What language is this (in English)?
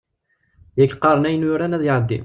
Kabyle